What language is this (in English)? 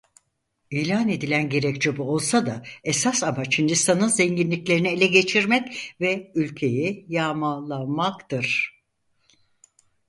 Turkish